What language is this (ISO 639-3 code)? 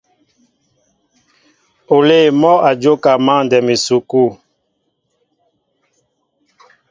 mbo